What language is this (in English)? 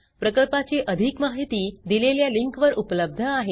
Marathi